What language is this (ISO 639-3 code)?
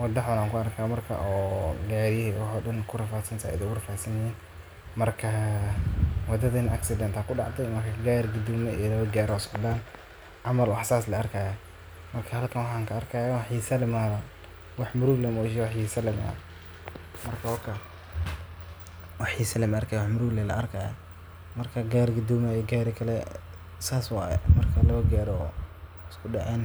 som